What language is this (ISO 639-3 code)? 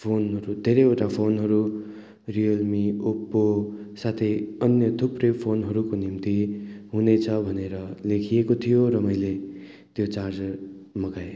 nep